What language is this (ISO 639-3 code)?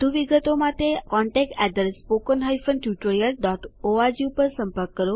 guj